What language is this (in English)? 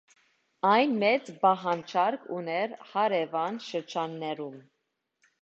Armenian